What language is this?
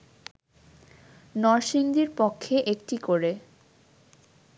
Bangla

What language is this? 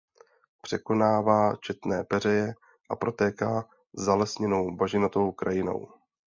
Czech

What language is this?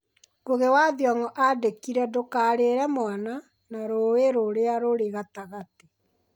Kikuyu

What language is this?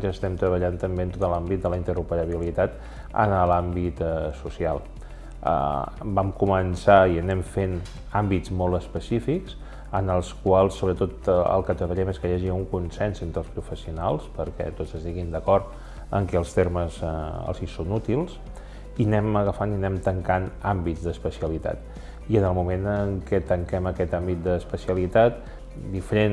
Catalan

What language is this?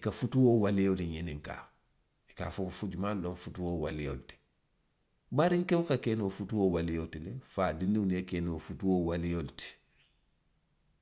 Western Maninkakan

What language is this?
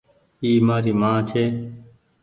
Goaria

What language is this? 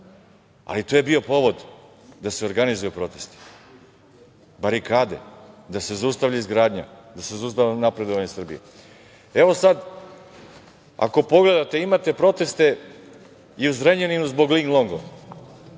Serbian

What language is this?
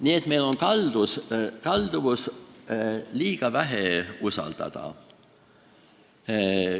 Estonian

